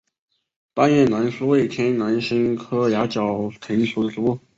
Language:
Chinese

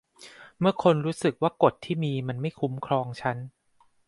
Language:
Thai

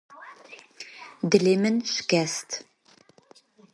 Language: Kurdish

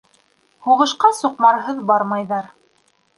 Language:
Bashkir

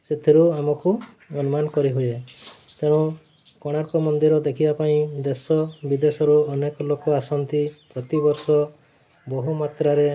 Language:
Odia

